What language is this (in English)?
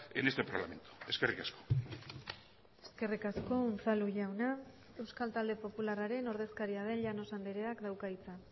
Basque